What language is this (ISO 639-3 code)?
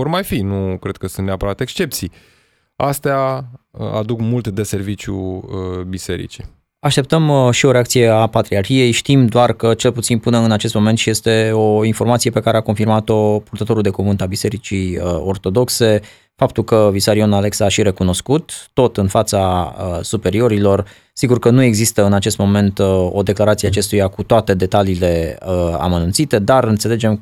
ron